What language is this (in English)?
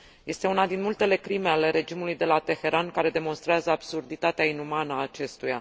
Romanian